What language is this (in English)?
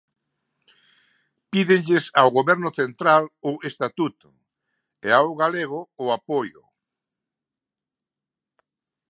Galician